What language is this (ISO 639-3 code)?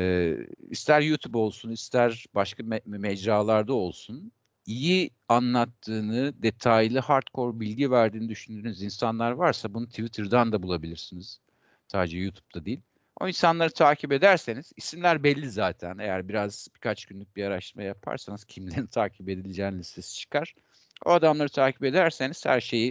tur